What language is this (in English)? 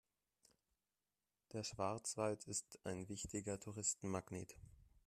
German